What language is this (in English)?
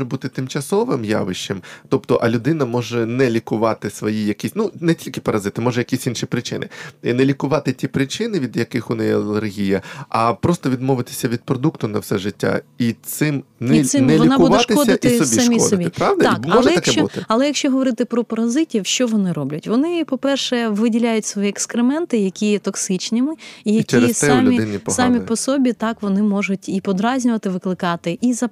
Ukrainian